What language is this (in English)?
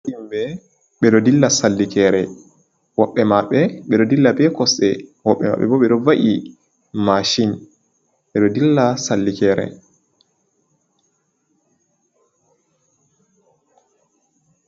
Fula